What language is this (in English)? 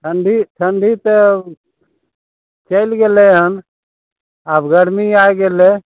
Maithili